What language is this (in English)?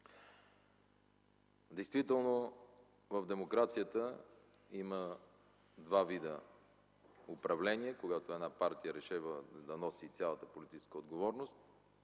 Bulgarian